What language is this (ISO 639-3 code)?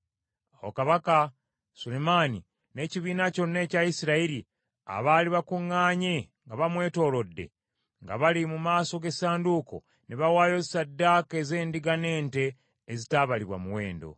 lug